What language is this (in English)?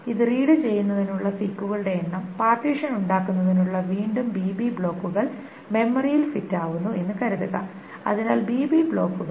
Malayalam